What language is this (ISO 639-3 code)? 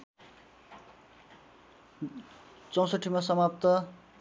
nep